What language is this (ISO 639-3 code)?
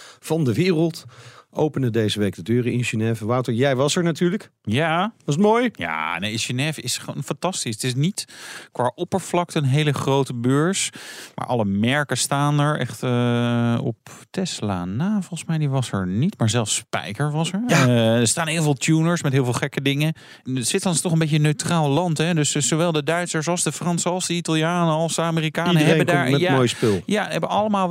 nld